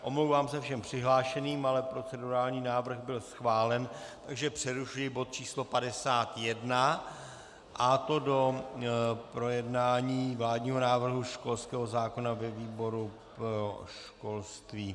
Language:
Czech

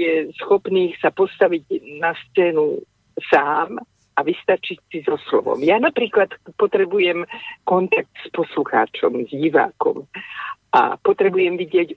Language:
Slovak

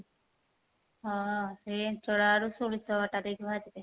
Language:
Odia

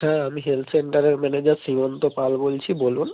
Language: Bangla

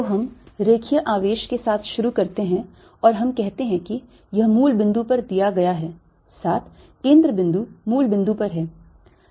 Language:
Hindi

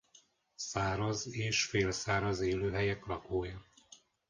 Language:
Hungarian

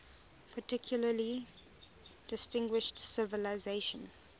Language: English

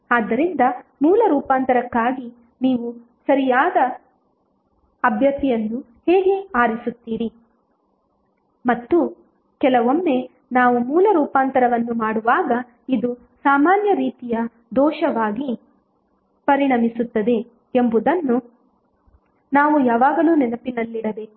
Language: Kannada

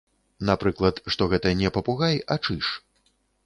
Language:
Belarusian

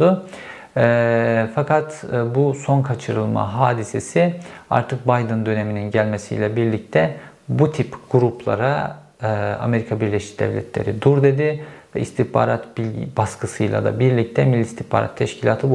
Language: Turkish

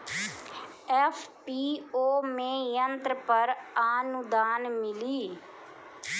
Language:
Bhojpuri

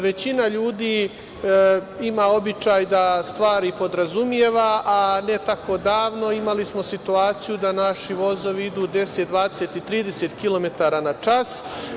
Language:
Serbian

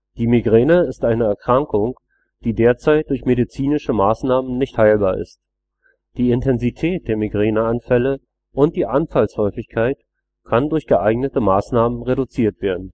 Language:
German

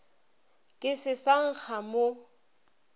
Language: Northern Sotho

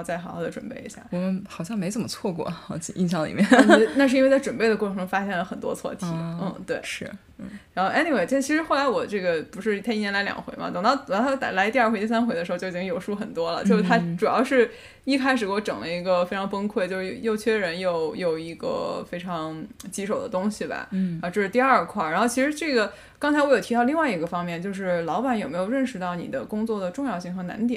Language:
Chinese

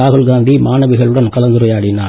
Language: Tamil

